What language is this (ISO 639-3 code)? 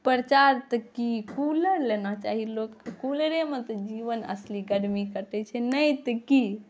mai